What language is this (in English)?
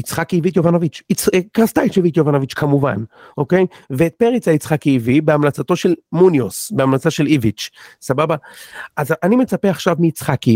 Hebrew